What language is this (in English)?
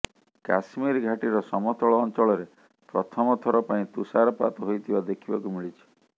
Odia